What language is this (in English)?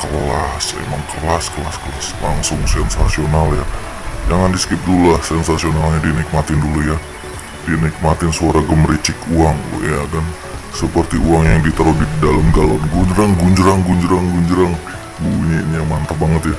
Indonesian